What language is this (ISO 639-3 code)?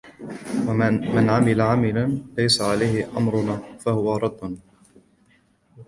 ara